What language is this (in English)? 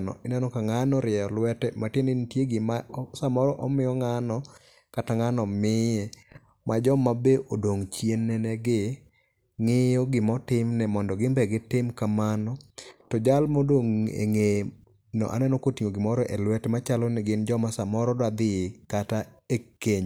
Luo (Kenya and Tanzania)